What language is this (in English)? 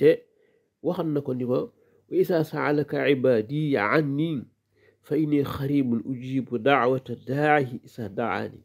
Arabic